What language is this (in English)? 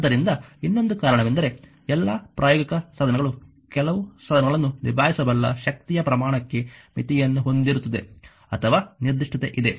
Kannada